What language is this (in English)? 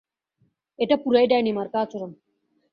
Bangla